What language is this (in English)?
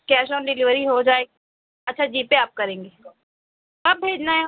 Urdu